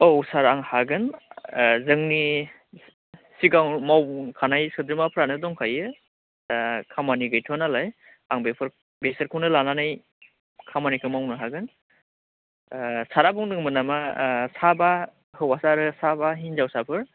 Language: Bodo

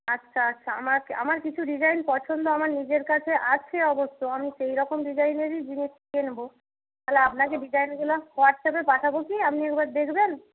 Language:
Bangla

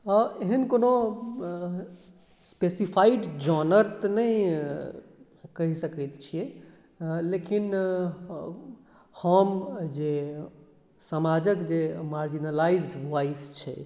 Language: Maithili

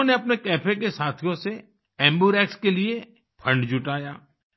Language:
Hindi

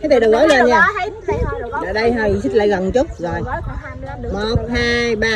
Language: Vietnamese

